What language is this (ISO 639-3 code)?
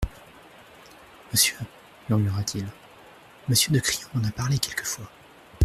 fra